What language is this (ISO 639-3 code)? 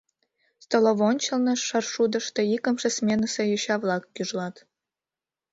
chm